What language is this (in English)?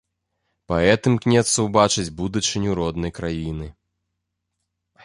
Belarusian